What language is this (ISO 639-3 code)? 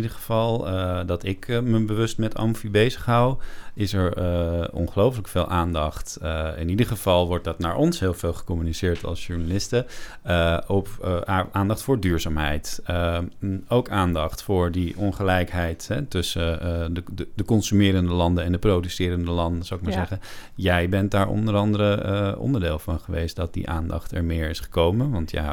nld